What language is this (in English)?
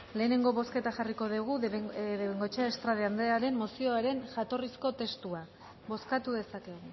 Basque